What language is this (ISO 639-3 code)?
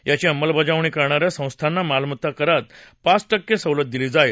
mar